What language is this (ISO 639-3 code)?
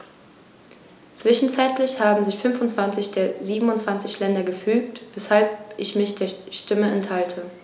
deu